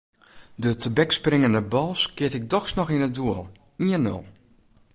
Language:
Western Frisian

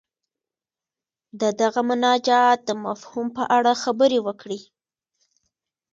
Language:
Pashto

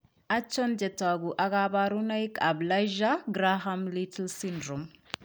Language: Kalenjin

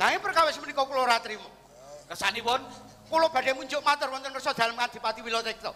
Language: Indonesian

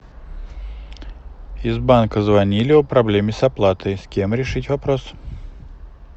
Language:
Russian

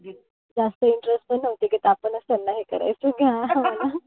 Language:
Marathi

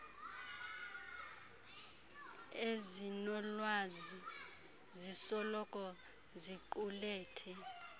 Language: Xhosa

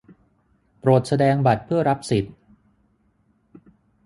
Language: Thai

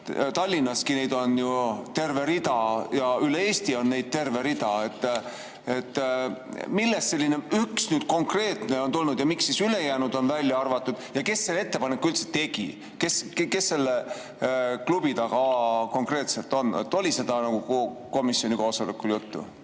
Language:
Estonian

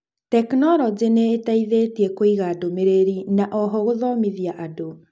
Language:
Kikuyu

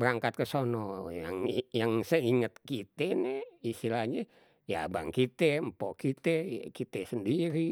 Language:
Betawi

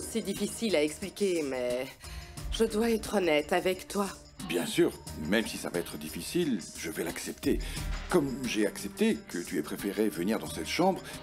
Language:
French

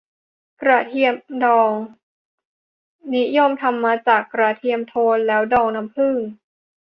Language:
Thai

